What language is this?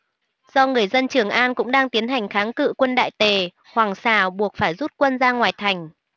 Vietnamese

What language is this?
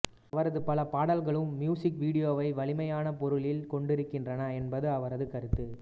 Tamil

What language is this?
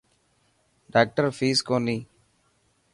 Dhatki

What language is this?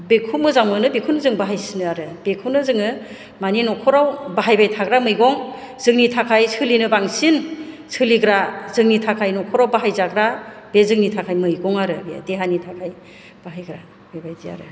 Bodo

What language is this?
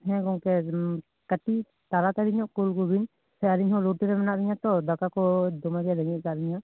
Santali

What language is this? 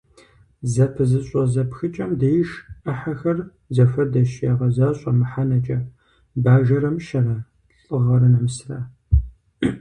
Kabardian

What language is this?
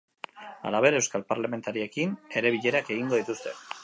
Basque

